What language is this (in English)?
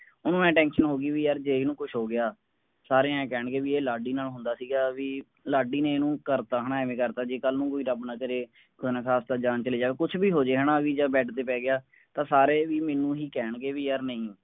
Punjabi